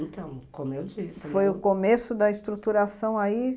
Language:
Portuguese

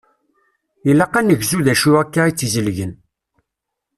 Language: Kabyle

